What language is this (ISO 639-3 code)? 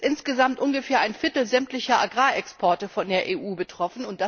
deu